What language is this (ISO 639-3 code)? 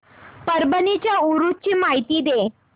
mar